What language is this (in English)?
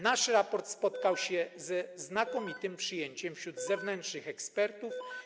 Polish